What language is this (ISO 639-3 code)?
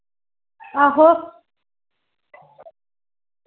doi